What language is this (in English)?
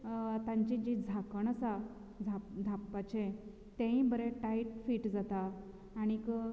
Konkani